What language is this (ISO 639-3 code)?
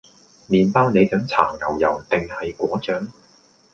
yue